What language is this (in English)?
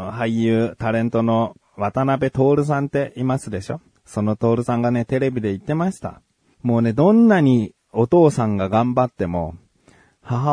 Japanese